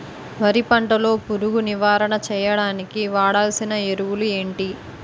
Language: Telugu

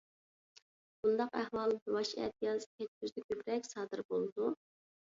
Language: Uyghur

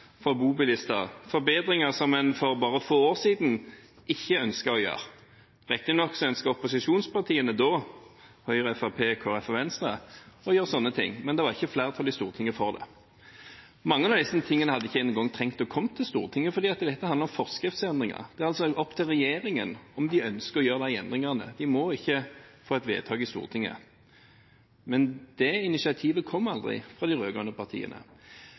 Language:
Norwegian Bokmål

